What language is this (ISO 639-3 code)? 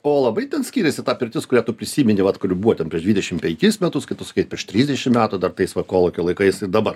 lit